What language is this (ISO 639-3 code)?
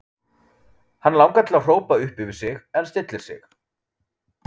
isl